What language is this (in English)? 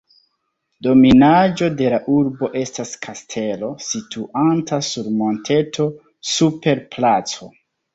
Esperanto